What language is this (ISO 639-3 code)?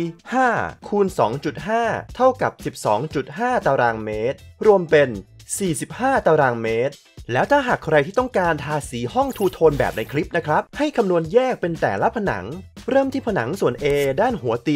tha